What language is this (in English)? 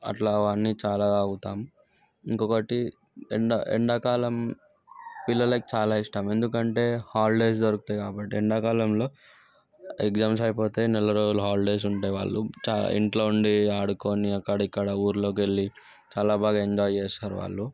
Telugu